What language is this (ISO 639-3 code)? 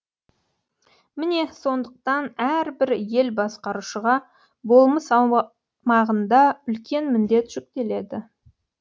kaz